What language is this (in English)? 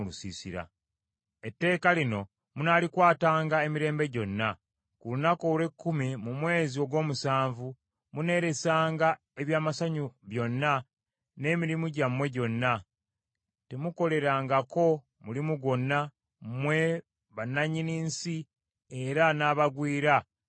Ganda